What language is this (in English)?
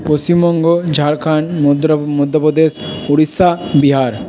Bangla